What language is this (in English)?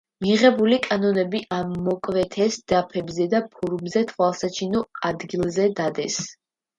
Georgian